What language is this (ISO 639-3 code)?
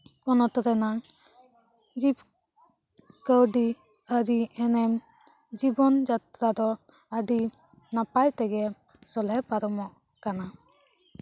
sat